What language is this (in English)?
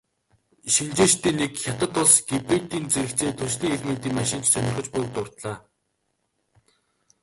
Mongolian